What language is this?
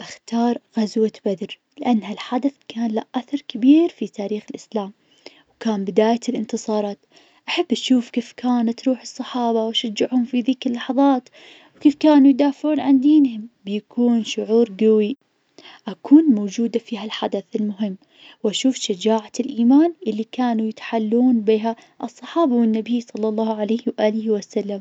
Najdi Arabic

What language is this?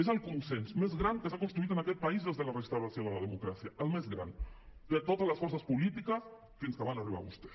Catalan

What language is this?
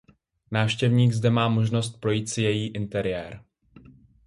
Czech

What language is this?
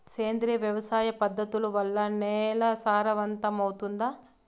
Telugu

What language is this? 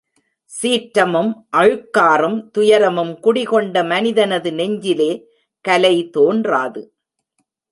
Tamil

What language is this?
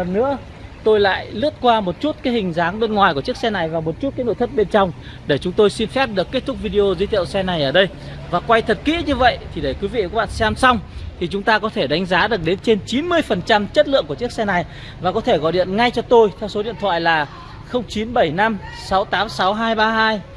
Vietnamese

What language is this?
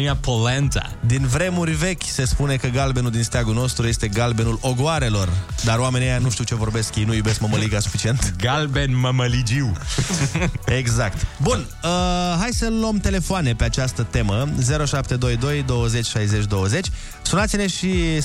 Romanian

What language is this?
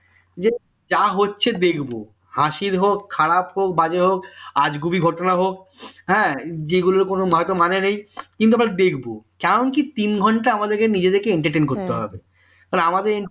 Bangla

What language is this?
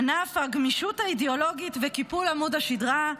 Hebrew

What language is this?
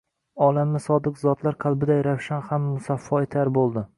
Uzbek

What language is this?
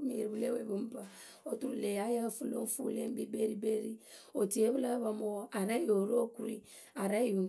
Akebu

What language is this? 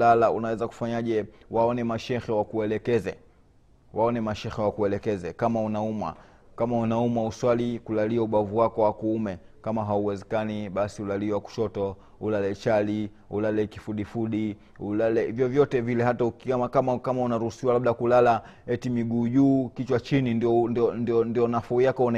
Swahili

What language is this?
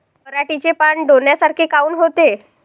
Marathi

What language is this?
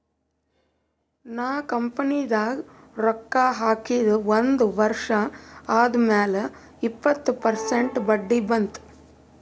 Kannada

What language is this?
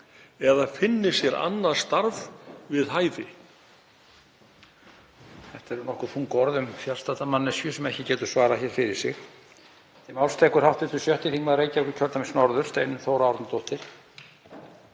Icelandic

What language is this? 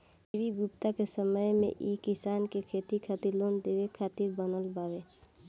Bhojpuri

